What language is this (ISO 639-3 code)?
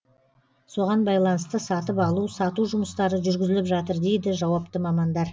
kaz